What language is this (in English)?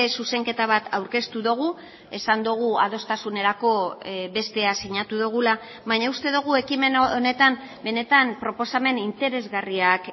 Basque